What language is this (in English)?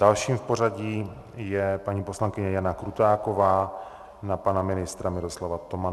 Czech